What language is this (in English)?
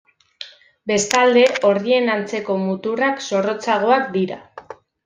Basque